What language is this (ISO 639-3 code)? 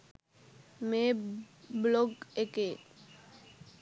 sin